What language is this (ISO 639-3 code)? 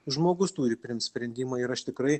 lit